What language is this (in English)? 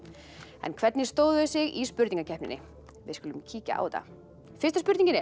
Icelandic